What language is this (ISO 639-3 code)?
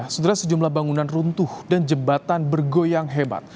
ind